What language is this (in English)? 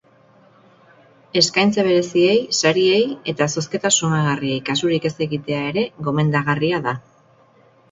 Basque